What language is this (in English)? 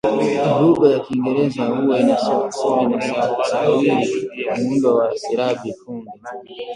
Swahili